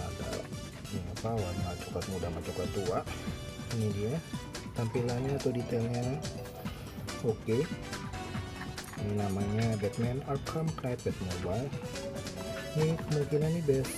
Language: Indonesian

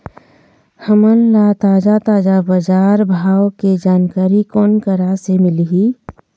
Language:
Chhattisgarhi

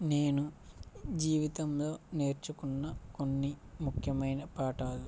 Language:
Telugu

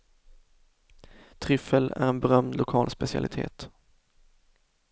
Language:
Swedish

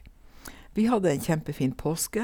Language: Norwegian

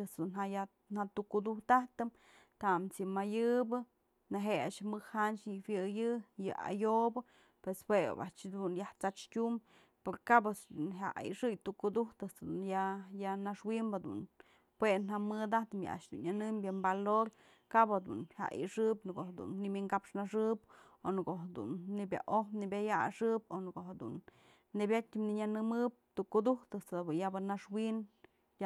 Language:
Mazatlán Mixe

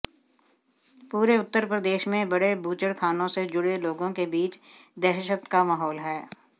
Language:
Hindi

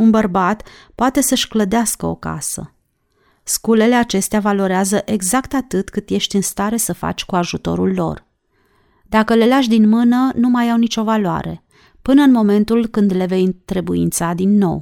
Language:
Romanian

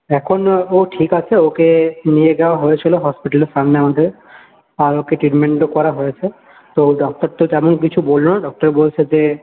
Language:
Bangla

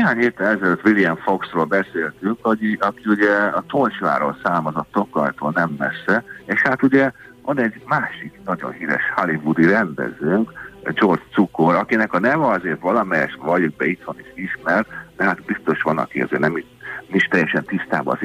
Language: Hungarian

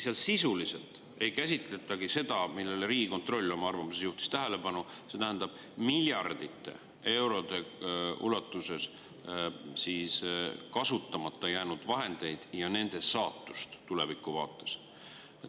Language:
Estonian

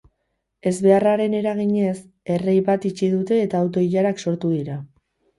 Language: Basque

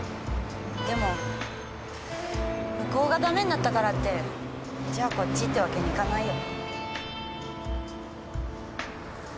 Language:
Japanese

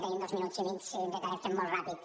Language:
Catalan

